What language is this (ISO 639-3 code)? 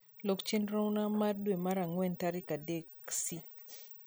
luo